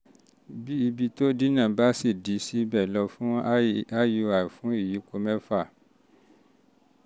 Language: Yoruba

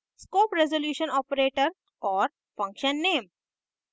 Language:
Hindi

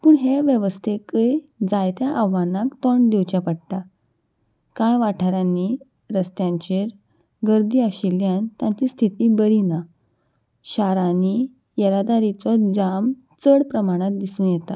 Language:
Konkani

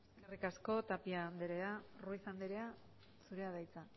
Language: Basque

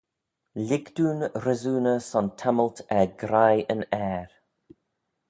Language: Manx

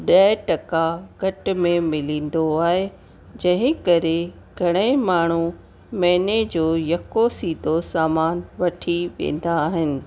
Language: Sindhi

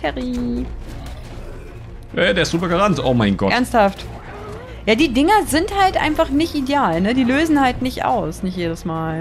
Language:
German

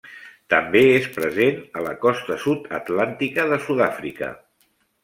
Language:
Catalan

